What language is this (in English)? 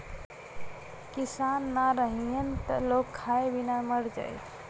Bhojpuri